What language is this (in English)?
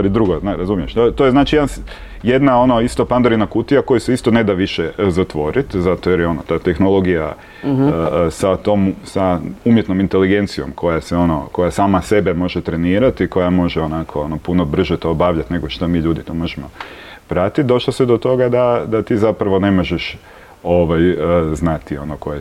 Croatian